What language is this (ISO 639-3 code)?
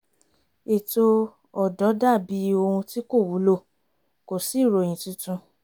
yor